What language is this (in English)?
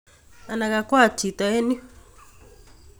Kalenjin